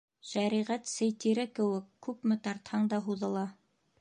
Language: Bashkir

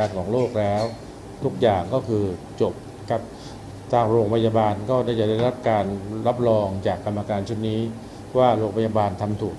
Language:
Thai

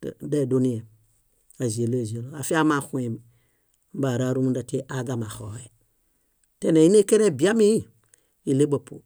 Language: Bayot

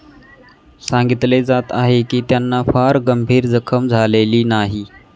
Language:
Marathi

